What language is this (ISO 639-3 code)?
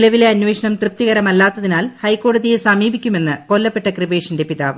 mal